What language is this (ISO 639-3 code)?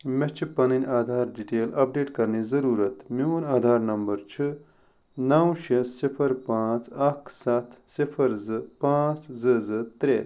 kas